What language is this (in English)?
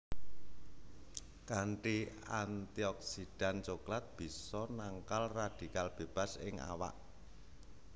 Javanese